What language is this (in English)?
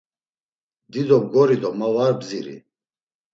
Laz